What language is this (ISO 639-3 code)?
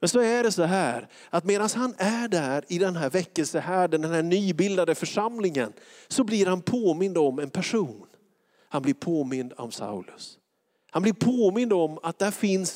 swe